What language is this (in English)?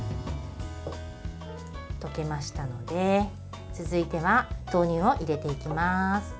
Japanese